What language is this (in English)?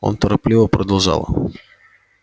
Russian